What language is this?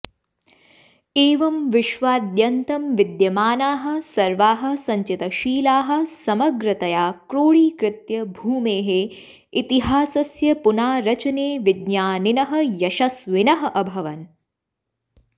Sanskrit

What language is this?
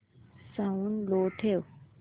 Marathi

